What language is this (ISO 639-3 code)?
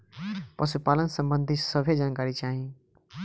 bho